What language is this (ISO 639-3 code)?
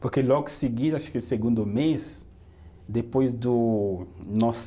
por